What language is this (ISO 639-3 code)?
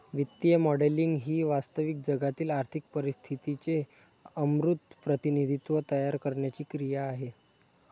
mar